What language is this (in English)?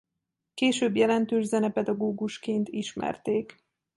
Hungarian